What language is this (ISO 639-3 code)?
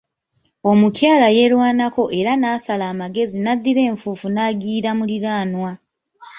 lug